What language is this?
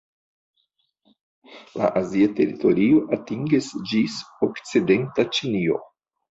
Esperanto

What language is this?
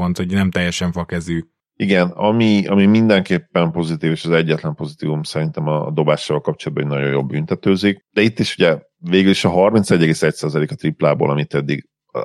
Hungarian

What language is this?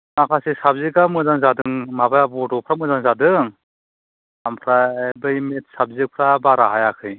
Bodo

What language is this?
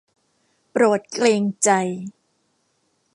Thai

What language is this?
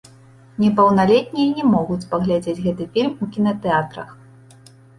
Belarusian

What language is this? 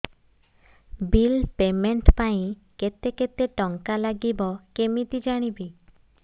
Odia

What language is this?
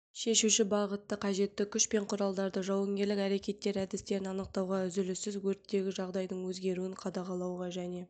Kazakh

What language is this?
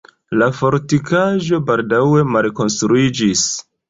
Esperanto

